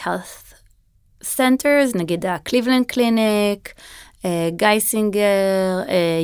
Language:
Hebrew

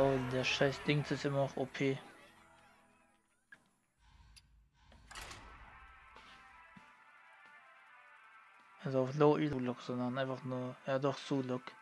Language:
German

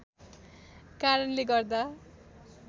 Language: Nepali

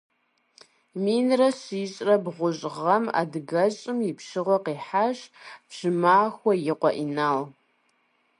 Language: Kabardian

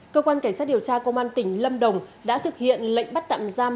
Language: Vietnamese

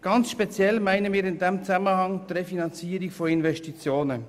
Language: Swiss German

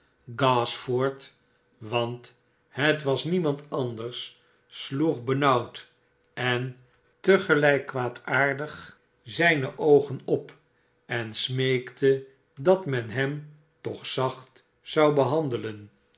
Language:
Dutch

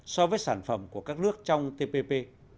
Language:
Vietnamese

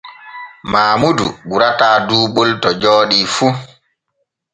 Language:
Borgu Fulfulde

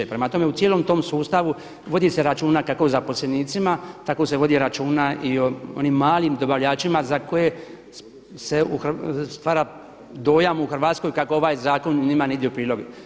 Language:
Croatian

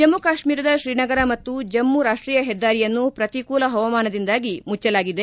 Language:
Kannada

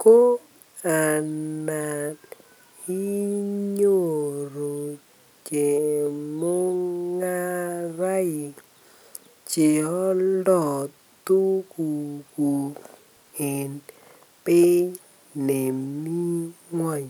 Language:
Kalenjin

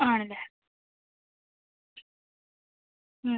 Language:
Malayalam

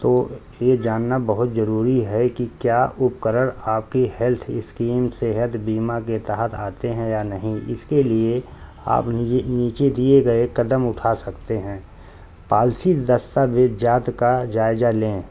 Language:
Urdu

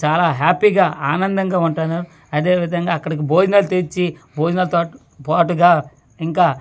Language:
Telugu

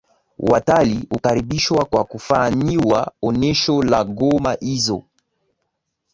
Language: Swahili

